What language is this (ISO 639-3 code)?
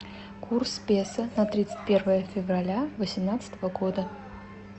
rus